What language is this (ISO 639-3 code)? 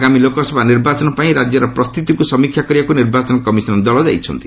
ori